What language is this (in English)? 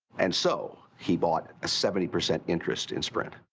English